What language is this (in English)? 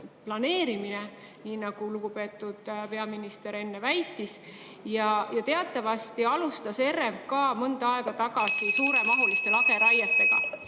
Estonian